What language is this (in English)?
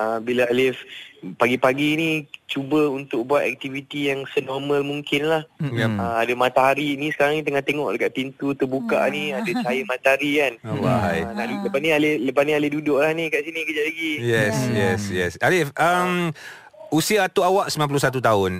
Malay